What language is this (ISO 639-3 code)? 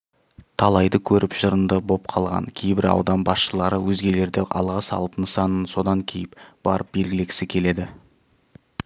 kaz